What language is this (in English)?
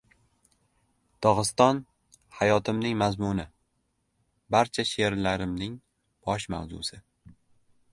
Uzbek